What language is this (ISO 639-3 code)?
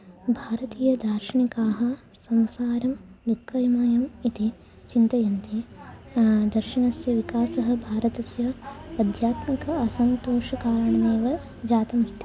san